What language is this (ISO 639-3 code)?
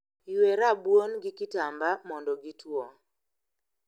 luo